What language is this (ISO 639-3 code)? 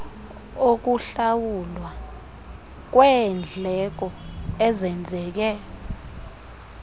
xho